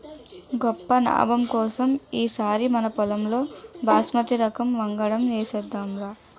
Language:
Telugu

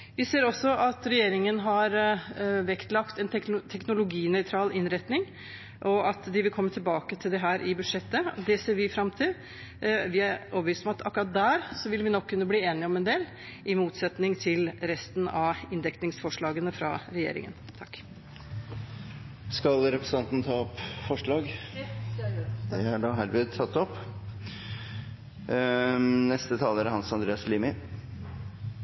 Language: Norwegian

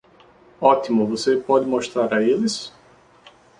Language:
Portuguese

